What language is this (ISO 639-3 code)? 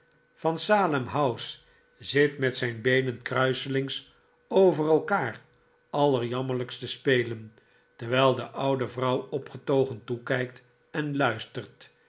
nld